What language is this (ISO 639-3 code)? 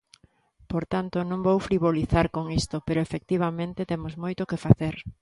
glg